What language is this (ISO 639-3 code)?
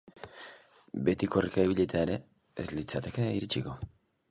eus